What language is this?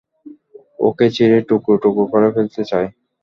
Bangla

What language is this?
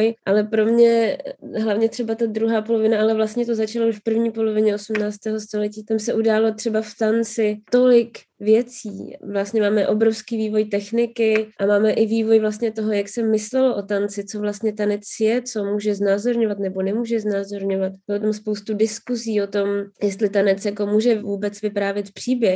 Czech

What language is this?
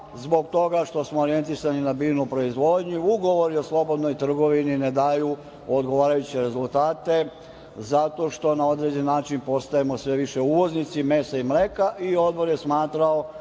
Serbian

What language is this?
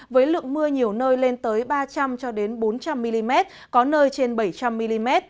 Vietnamese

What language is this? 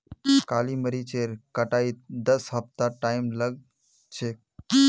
Magahi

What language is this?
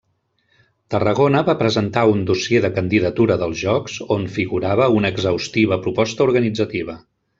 Catalan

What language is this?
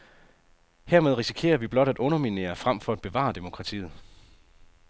Danish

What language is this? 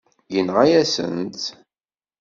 Kabyle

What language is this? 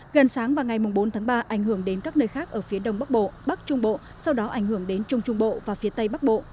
Vietnamese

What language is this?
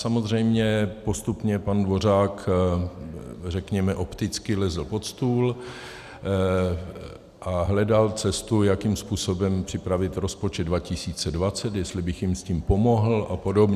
Czech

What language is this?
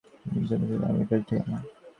Bangla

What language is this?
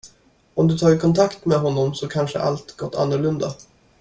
Swedish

